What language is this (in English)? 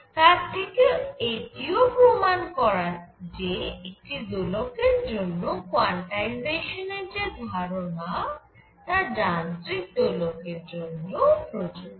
Bangla